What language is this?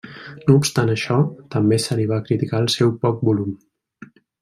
Catalan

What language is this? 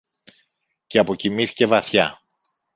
Greek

